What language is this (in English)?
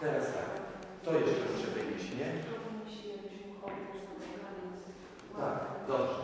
Polish